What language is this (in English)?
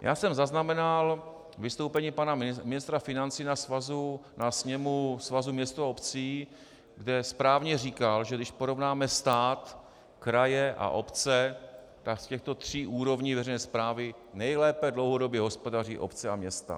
Czech